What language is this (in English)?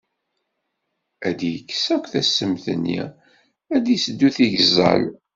Kabyle